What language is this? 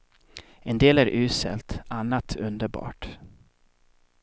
Swedish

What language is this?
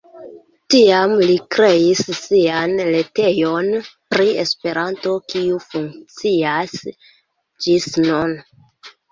Esperanto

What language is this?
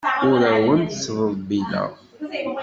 Kabyle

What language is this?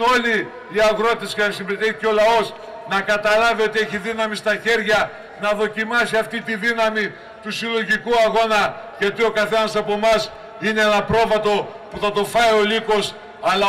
Greek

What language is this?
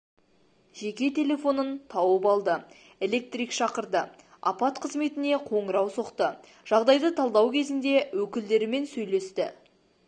Kazakh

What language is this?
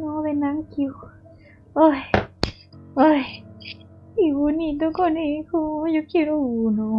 Spanish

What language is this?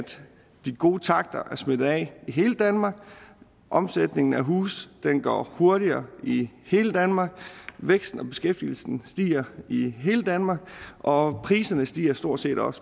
Danish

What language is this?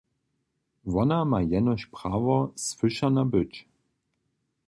Upper Sorbian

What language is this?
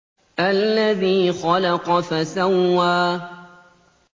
Arabic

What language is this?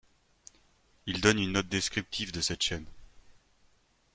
French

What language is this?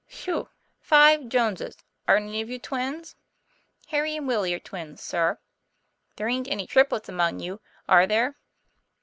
English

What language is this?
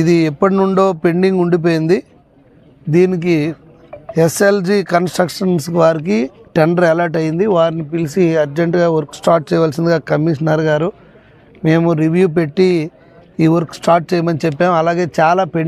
Telugu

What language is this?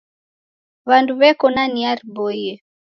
Taita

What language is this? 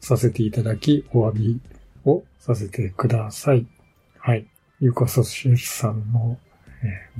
Japanese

